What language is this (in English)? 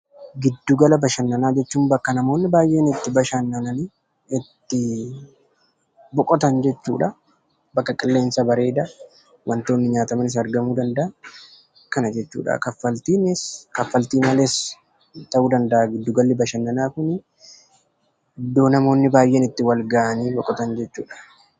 Oromo